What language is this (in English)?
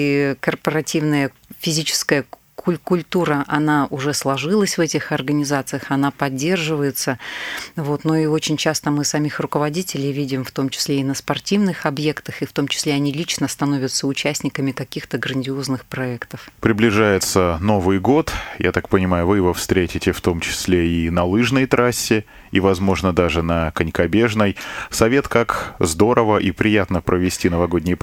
Russian